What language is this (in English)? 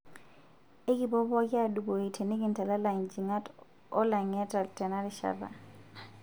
Masai